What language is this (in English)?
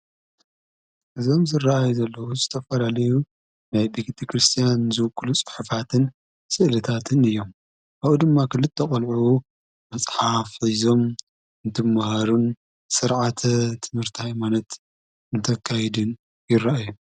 Tigrinya